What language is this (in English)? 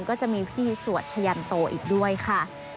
Thai